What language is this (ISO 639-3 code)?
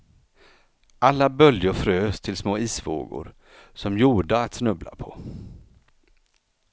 swe